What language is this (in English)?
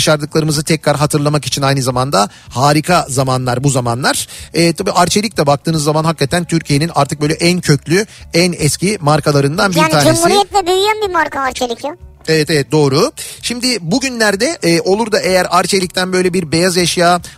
Turkish